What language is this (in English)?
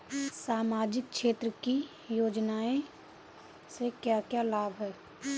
Bhojpuri